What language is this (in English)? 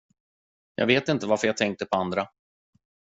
Swedish